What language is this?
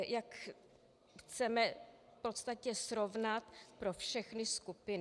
Czech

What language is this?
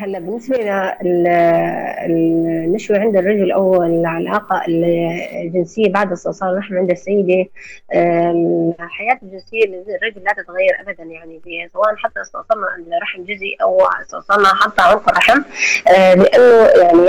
Arabic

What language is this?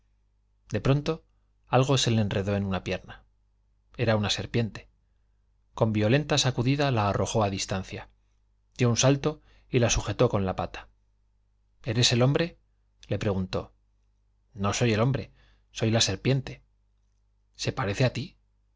Spanish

